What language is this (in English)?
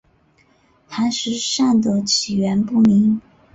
Chinese